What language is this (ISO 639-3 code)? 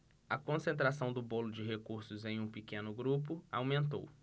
por